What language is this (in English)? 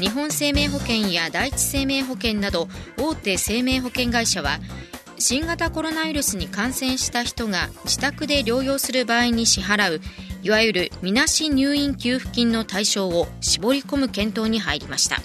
Japanese